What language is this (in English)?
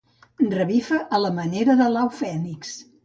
Catalan